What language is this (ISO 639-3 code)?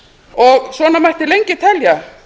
isl